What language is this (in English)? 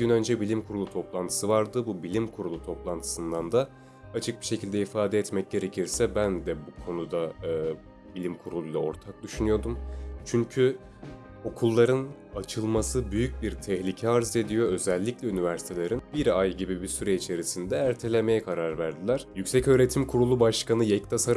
Turkish